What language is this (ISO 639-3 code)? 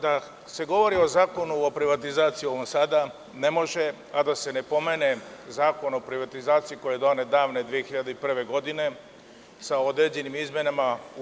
srp